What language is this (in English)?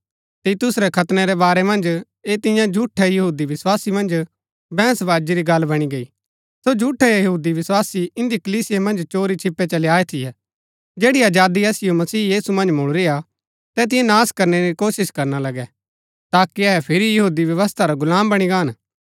Gaddi